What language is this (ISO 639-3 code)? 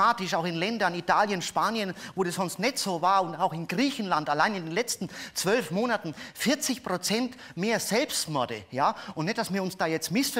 deu